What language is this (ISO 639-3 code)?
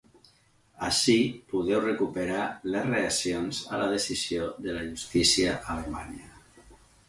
cat